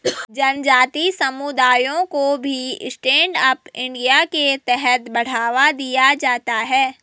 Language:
Hindi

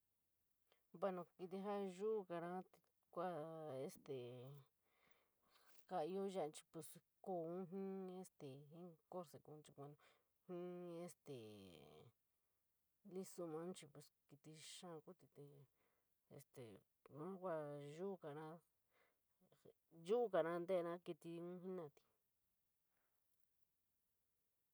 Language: San Miguel El Grande Mixtec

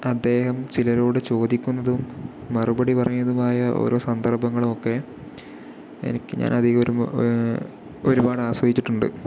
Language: Malayalam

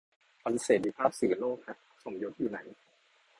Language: Thai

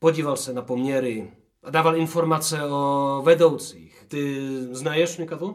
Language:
Czech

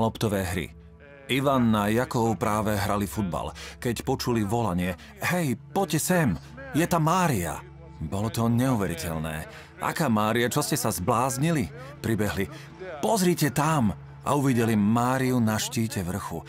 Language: Slovak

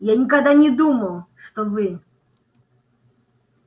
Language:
Russian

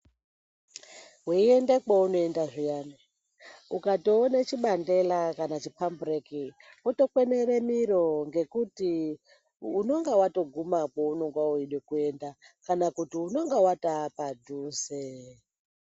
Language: Ndau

